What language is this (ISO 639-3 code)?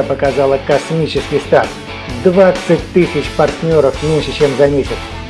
rus